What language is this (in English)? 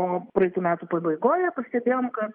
Lithuanian